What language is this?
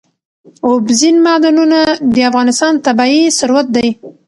Pashto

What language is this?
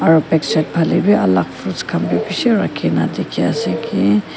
Naga Pidgin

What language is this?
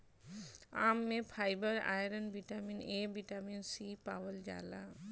Bhojpuri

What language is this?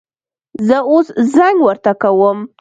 Pashto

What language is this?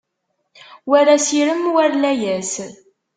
Kabyle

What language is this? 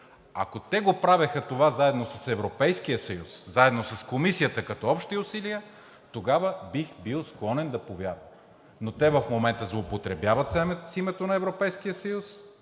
Bulgarian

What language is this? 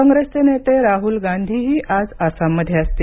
Marathi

